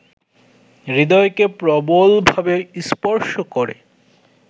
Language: Bangla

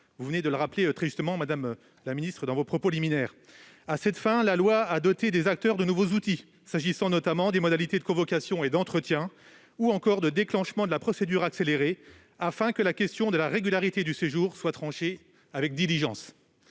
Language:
French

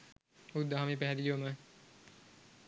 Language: Sinhala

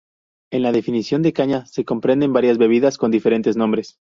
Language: Spanish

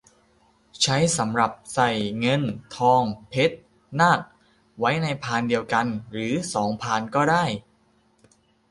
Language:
Thai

